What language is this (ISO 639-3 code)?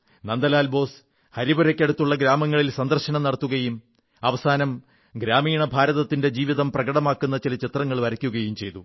mal